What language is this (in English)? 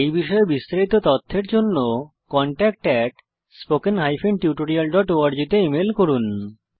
Bangla